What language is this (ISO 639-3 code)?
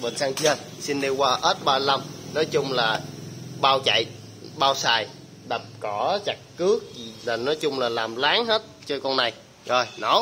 vie